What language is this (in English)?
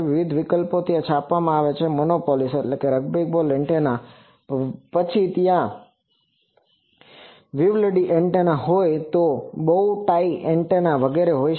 Gujarati